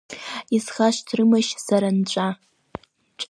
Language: Abkhazian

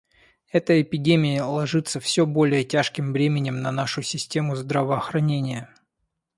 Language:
Russian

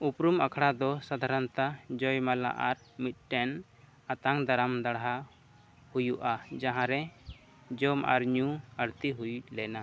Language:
Santali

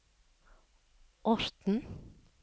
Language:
Norwegian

